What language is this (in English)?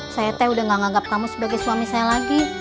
Indonesian